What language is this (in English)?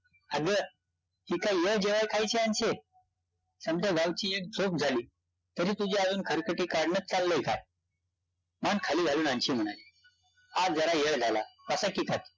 Marathi